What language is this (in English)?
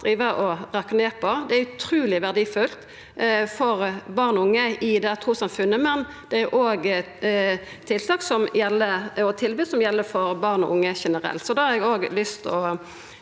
Norwegian